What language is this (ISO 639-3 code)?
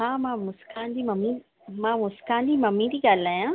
snd